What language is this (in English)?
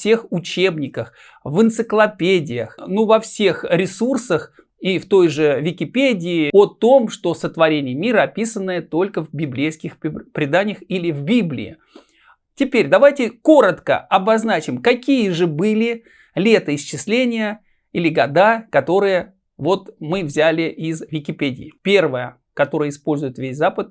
Russian